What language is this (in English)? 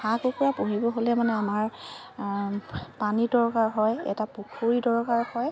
Assamese